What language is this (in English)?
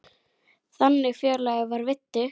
Icelandic